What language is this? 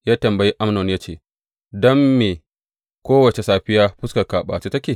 Hausa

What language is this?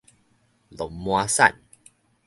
Min Nan Chinese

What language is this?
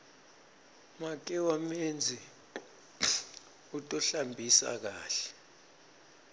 Swati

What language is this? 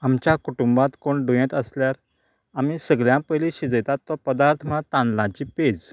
Konkani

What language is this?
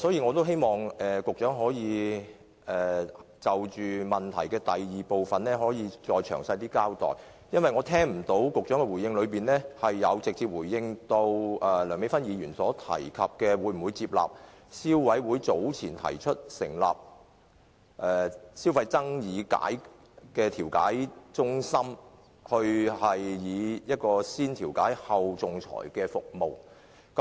Cantonese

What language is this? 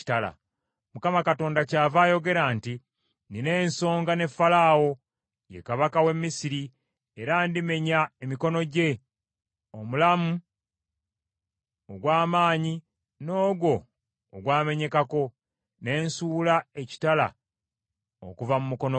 Ganda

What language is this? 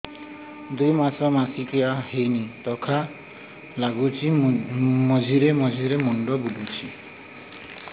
Odia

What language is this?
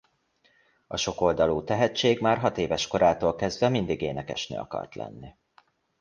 Hungarian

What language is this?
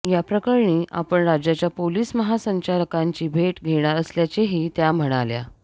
Marathi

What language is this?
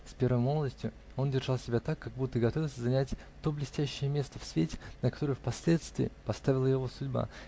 Russian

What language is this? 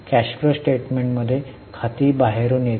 Marathi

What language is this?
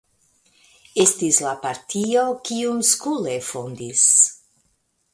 Esperanto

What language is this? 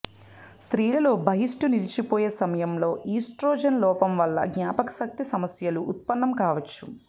Telugu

